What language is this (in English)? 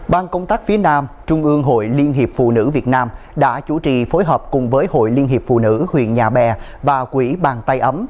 Vietnamese